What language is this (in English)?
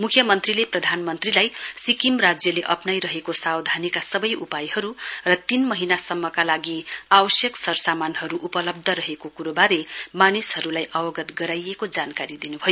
Nepali